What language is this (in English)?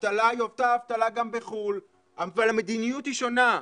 Hebrew